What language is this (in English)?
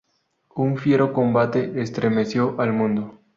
Spanish